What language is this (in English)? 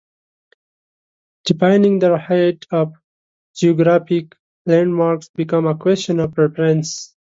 English